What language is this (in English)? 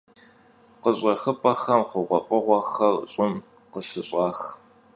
Kabardian